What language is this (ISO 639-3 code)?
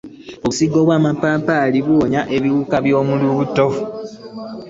lug